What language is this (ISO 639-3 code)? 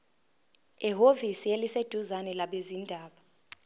zul